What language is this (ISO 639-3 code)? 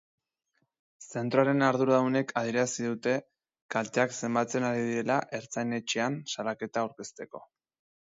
eus